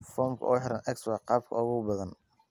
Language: Somali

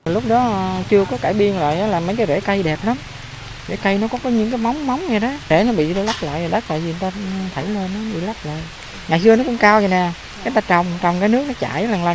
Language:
Vietnamese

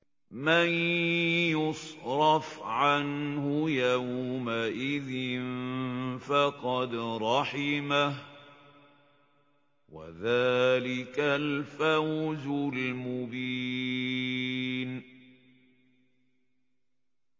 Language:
Arabic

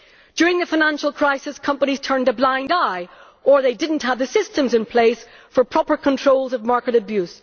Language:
English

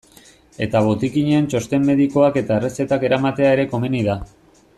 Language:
Basque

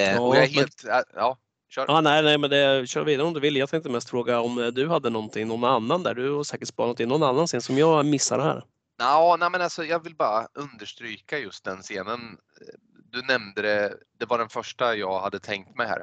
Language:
Swedish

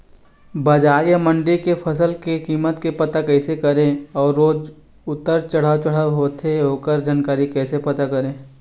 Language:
Chhattisgarhi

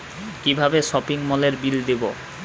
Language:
Bangla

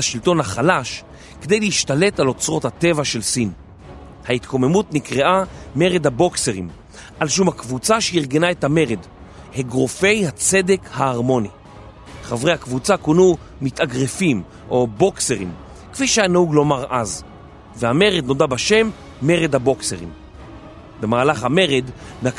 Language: Hebrew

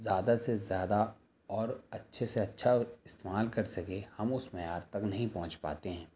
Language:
Urdu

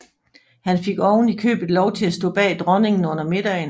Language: Danish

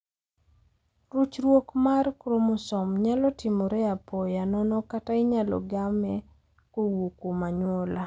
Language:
Luo (Kenya and Tanzania)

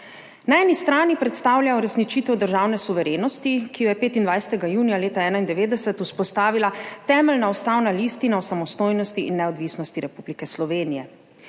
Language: Slovenian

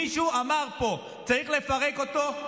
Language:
Hebrew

